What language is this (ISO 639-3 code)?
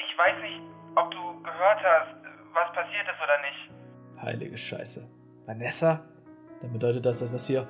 deu